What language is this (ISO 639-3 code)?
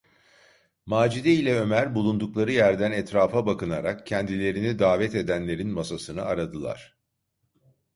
tur